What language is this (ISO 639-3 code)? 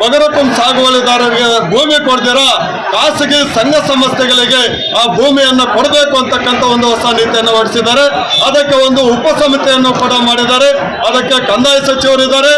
tur